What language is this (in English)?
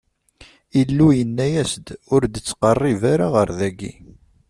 Kabyle